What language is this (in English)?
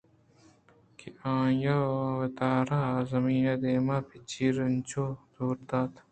Eastern Balochi